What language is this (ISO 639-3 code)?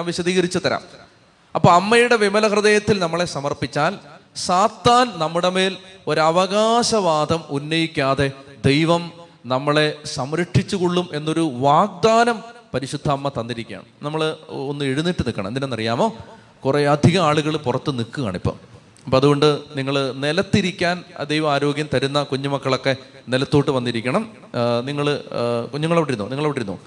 mal